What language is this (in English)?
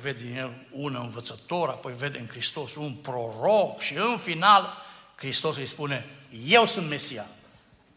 Romanian